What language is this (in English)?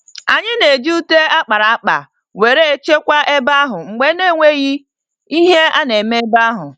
Igbo